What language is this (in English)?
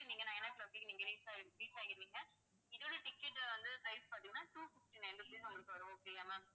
Tamil